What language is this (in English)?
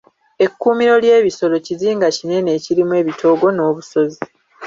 Ganda